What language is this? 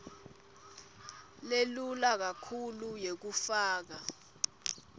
Swati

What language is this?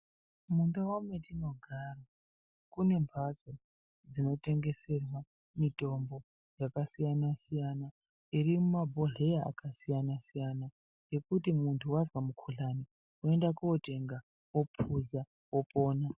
Ndau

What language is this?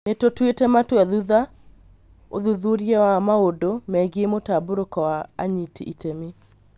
Kikuyu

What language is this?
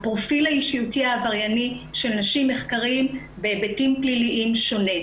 Hebrew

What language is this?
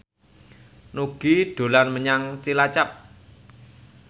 Javanese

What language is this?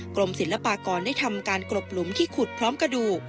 Thai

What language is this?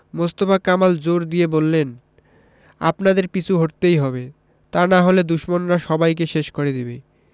Bangla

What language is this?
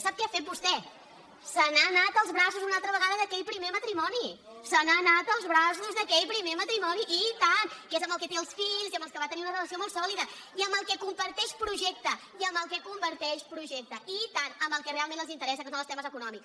Catalan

